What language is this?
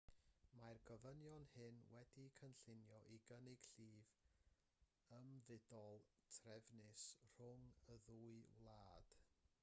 Welsh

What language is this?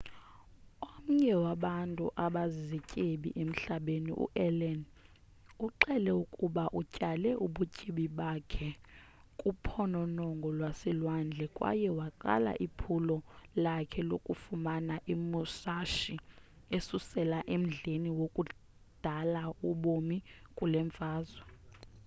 Xhosa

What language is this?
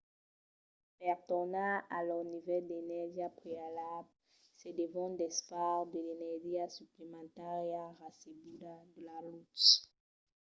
Occitan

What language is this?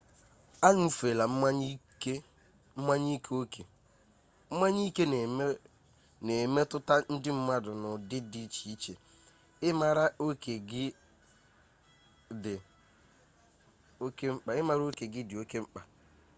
Igbo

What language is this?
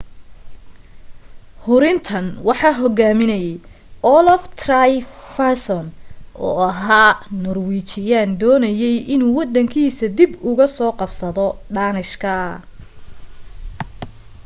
Somali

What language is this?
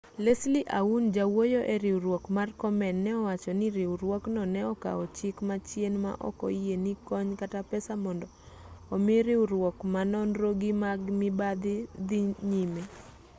Luo (Kenya and Tanzania)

